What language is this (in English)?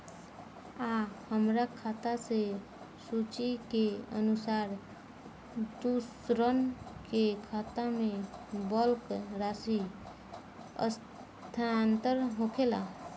Bhojpuri